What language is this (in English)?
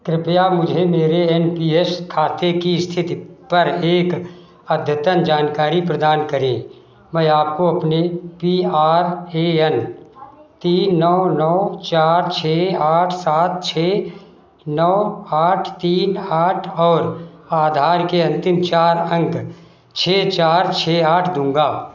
Hindi